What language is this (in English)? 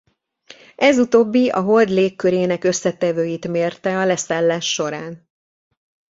Hungarian